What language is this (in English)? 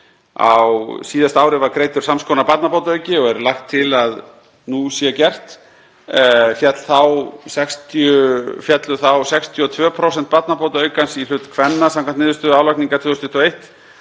Icelandic